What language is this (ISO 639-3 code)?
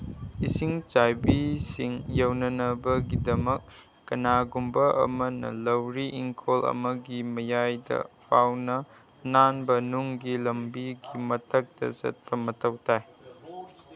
mni